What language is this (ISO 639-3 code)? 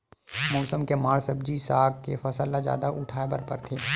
hne